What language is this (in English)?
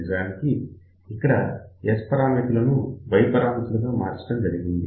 Telugu